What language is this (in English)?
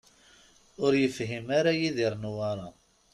Kabyle